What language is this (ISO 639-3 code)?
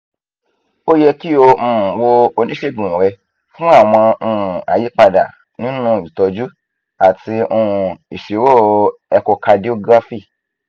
yor